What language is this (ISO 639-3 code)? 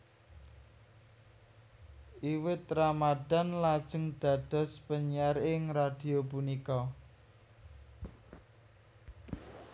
jav